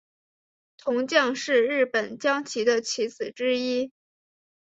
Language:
Chinese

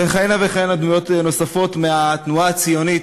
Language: Hebrew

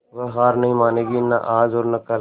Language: Hindi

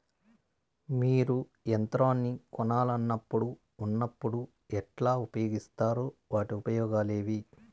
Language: Telugu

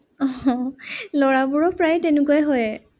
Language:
Assamese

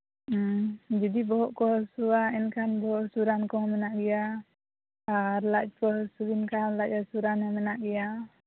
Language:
Santali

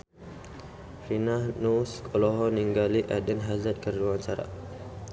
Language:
Sundanese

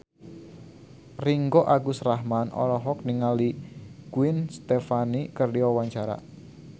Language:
Sundanese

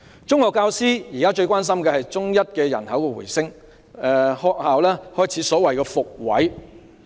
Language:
Cantonese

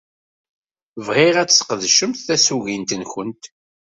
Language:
Kabyle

